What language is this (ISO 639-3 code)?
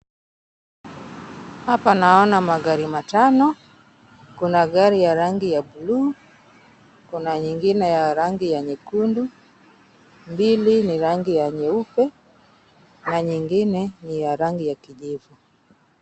swa